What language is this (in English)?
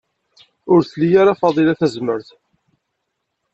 Kabyle